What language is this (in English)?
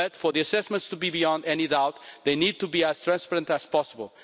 English